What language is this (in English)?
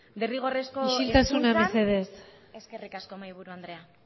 Basque